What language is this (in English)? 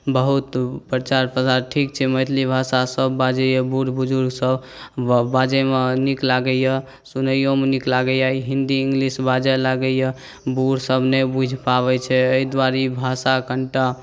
Maithili